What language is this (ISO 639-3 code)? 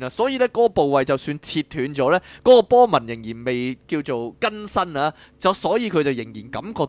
zho